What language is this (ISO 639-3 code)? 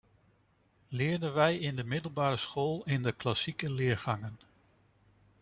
nld